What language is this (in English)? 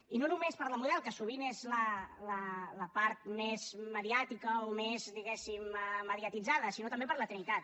Catalan